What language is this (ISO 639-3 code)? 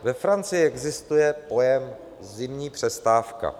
ces